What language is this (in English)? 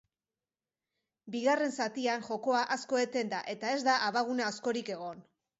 Basque